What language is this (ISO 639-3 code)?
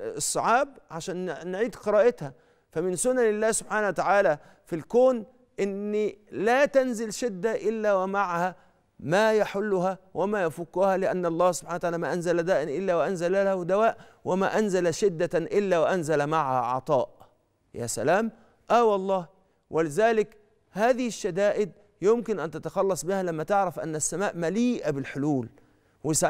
ara